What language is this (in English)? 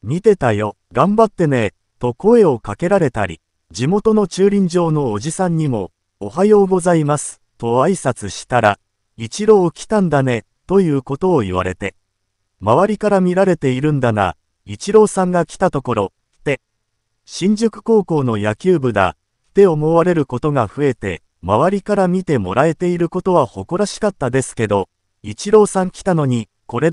Japanese